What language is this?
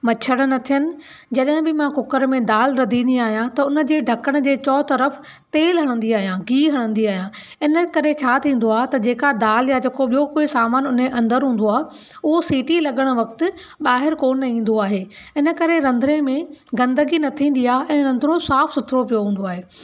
Sindhi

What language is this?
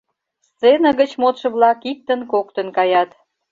Mari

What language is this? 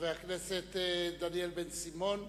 Hebrew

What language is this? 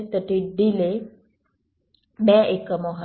Gujarati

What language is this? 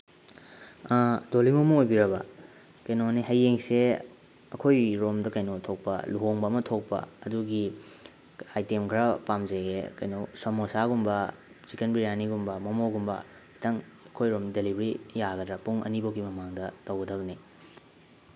Manipuri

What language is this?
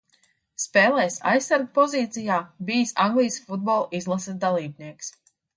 Latvian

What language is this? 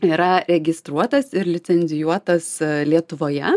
Lithuanian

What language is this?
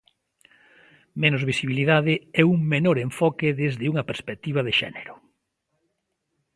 Galician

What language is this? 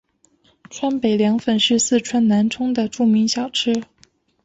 Chinese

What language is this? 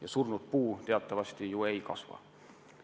Estonian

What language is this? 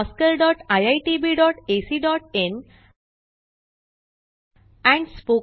Marathi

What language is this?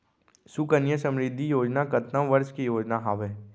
Chhattisgarhi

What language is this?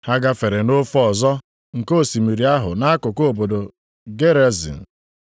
Igbo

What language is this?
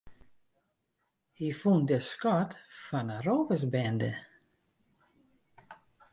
Western Frisian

